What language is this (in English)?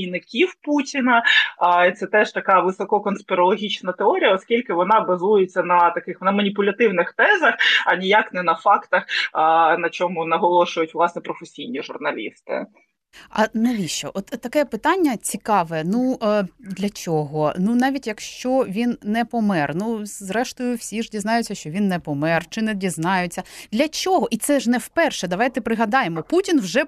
Ukrainian